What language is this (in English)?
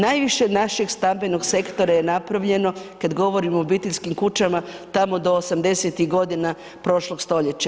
Croatian